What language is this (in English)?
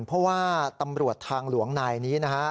Thai